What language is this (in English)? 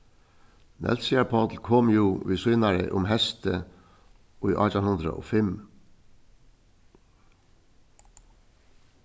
Faroese